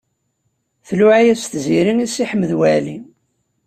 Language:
Kabyle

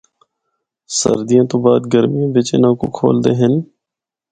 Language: Northern Hindko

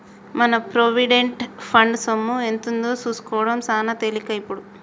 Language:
Telugu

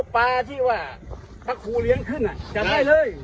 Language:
Thai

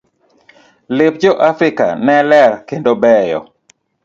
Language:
Luo (Kenya and Tanzania)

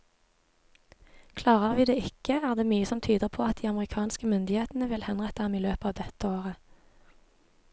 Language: Norwegian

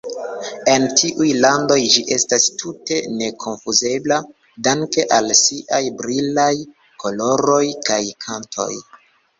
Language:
Esperanto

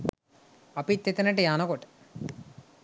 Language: Sinhala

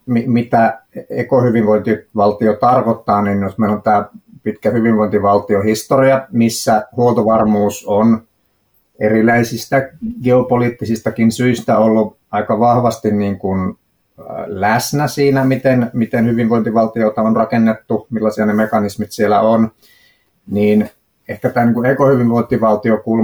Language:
Finnish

